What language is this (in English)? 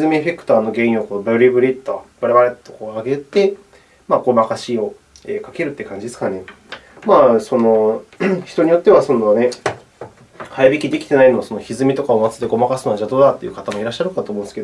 Japanese